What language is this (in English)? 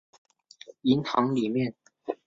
Chinese